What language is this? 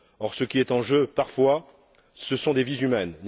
French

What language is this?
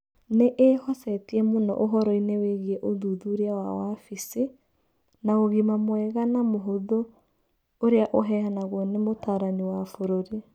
Kikuyu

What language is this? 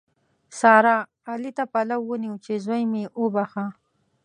Pashto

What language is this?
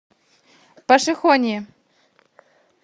Russian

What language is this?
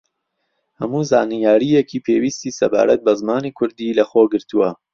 Central Kurdish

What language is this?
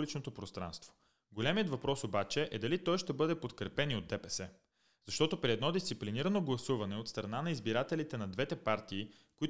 Bulgarian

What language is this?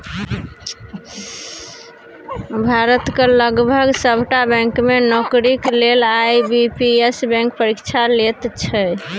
Maithili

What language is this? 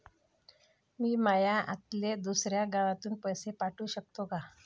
Marathi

